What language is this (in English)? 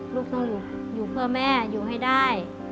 Thai